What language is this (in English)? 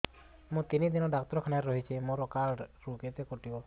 Odia